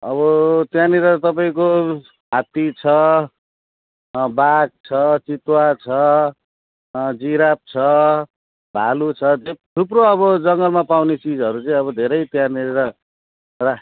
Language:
Nepali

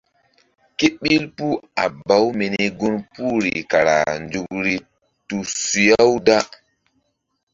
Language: Mbum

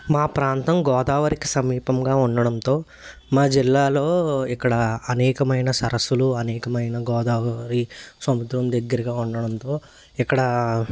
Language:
Telugu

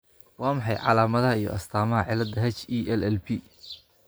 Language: Somali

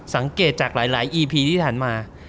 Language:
Thai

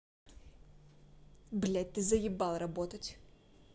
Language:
Russian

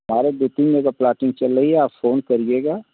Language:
Hindi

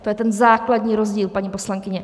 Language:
Czech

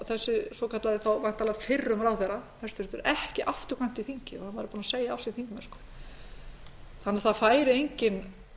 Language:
Icelandic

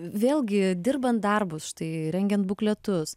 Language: Lithuanian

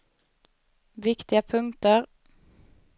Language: Swedish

